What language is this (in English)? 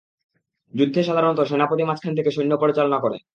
Bangla